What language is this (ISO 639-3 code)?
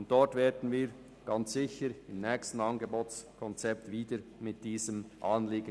gsw